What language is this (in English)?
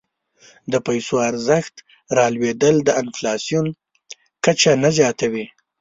Pashto